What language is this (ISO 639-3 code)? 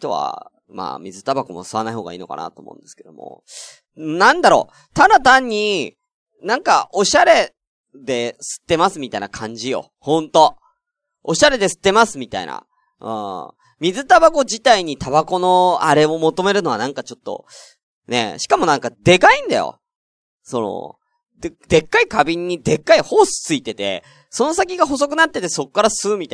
jpn